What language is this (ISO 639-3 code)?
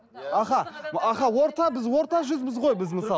kaz